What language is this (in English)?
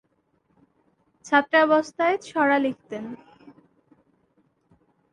Bangla